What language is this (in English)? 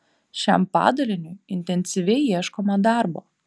Lithuanian